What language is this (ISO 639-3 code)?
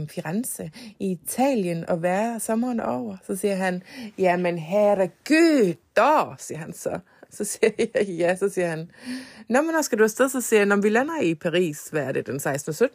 dan